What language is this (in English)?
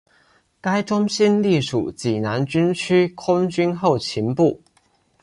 Chinese